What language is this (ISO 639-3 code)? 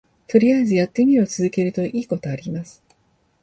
jpn